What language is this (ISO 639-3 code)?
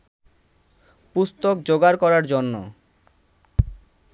ben